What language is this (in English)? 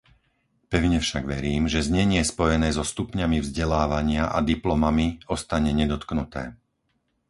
Slovak